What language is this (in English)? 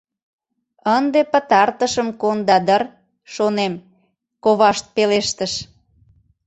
Mari